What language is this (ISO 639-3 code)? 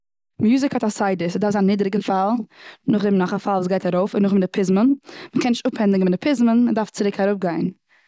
yid